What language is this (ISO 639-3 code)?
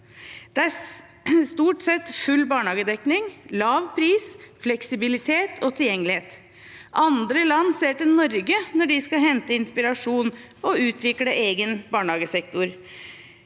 nor